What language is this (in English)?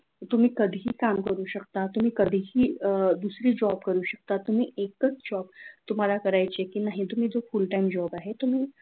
Marathi